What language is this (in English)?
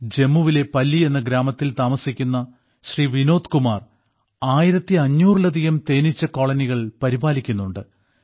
Malayalam